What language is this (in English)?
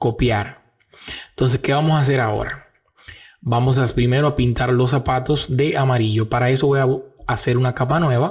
Spanish